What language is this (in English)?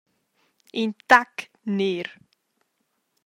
Romansh